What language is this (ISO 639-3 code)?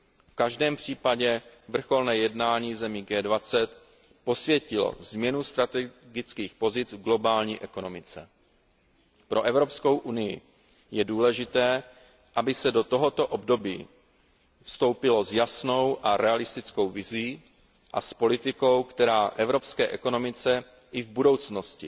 ces